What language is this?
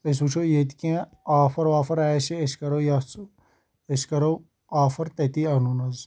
Kashmiri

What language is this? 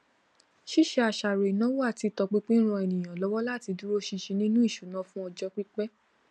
Yoruba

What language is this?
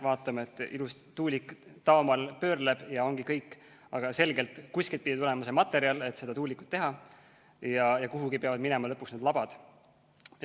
Estonian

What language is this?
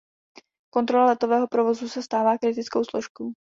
Czech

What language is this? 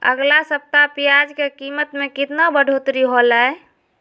Magahi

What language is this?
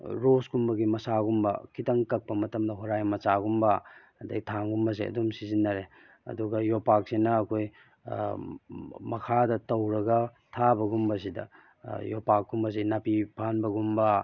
Manipuri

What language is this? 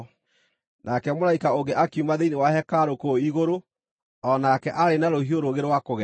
Kikuyu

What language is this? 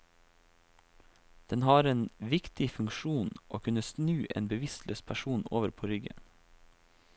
Norwegian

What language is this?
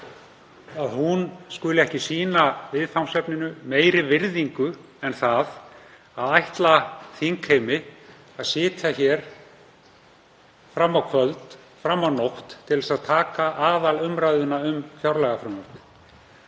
Icelandic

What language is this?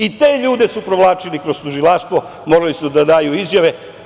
Serbian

